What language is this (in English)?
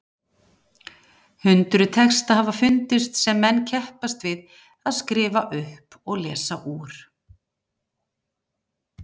Icelandic